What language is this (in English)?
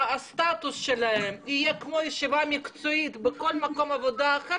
Hebrew